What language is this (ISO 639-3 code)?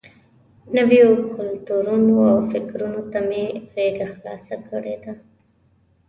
pus